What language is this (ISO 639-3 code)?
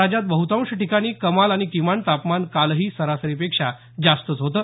mar